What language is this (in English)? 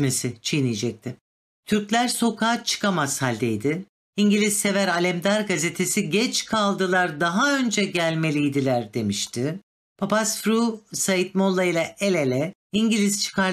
Turkish